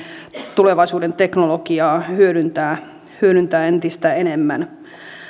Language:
Finnish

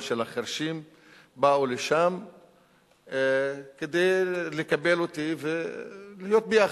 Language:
Hebrew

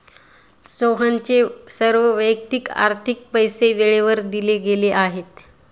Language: Marathi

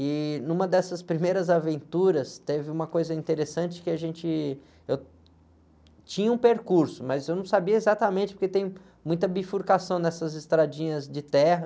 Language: Portuguese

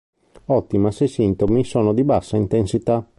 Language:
Italian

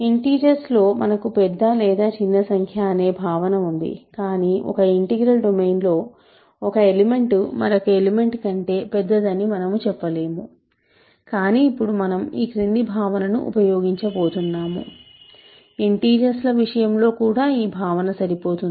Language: Telugu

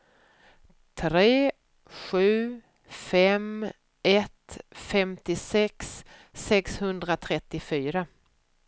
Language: Swedish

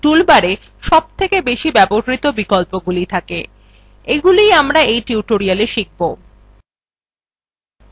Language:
Bangla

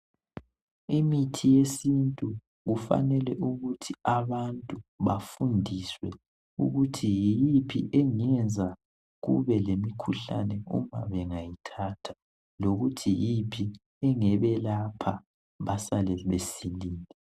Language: North Ndebele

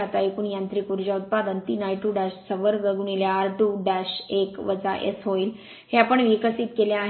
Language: Marathi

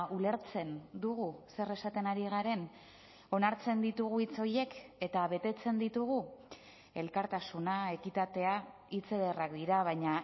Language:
Basque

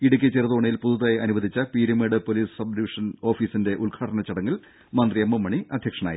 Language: Malayalam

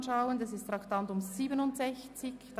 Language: Swiss German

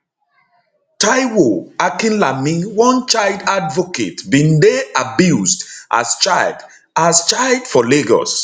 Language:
Nigerian Pidgin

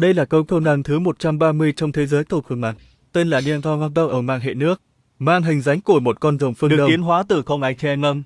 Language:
Vietnamese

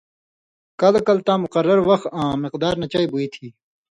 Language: Indus Kohistani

